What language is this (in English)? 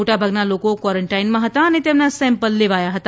Gujarati